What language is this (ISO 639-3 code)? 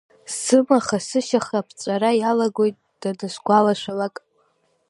abk